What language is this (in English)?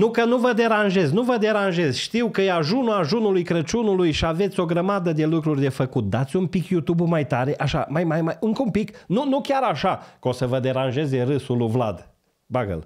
Romanian